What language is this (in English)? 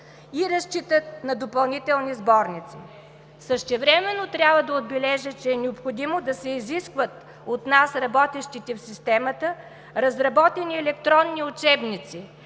Bulgarian